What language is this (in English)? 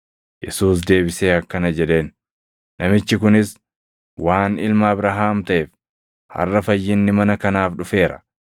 Oromo